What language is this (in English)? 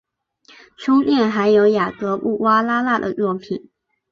Chinese